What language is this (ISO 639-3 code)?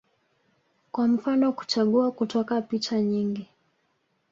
swa